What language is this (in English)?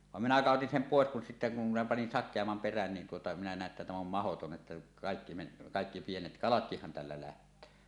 Finnish